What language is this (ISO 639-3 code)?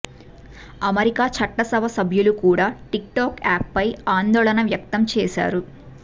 tel